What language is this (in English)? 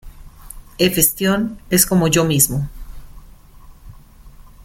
Spanish